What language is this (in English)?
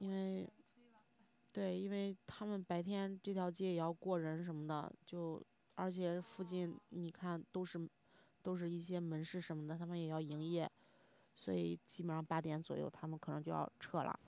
Chinese